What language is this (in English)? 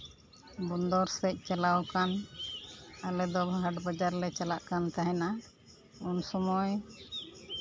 Santali